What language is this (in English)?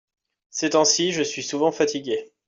French